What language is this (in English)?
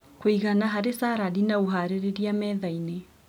Kikuyu